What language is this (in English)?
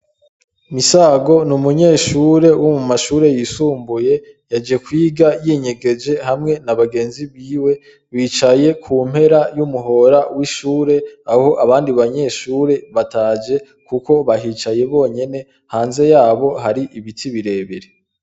Rundi